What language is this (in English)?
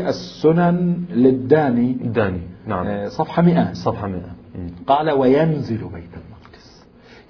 Arabic